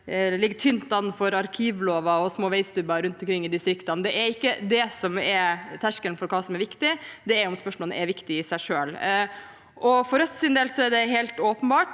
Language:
Norwegian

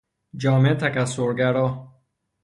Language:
Persian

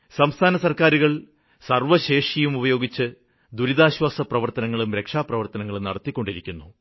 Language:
Malayalam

